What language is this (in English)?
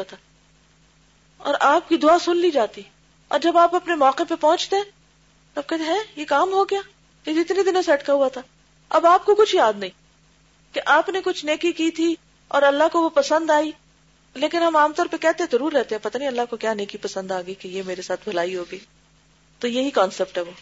Urdu